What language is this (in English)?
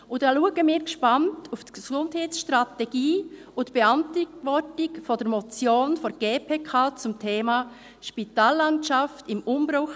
Swiss German